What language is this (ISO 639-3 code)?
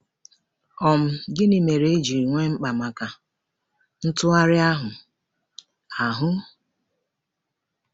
ibo